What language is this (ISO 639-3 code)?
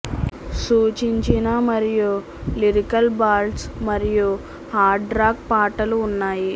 tel